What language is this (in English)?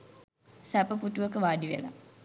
Sinhala